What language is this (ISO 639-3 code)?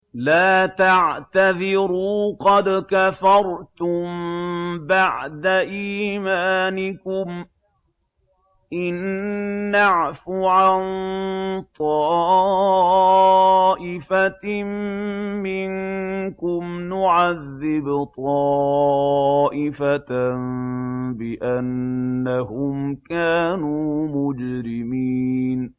ara